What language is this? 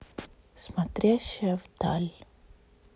Russian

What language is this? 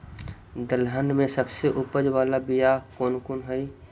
Magahi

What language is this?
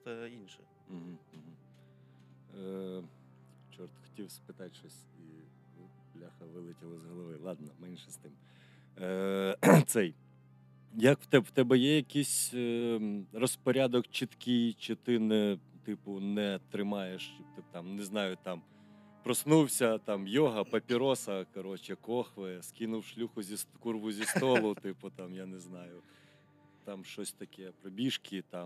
Ukrainian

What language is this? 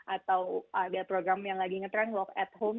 Indonesian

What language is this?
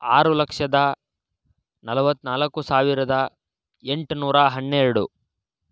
Kannada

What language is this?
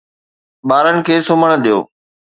Sindhi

